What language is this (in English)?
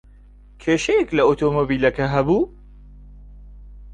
Central Kurdish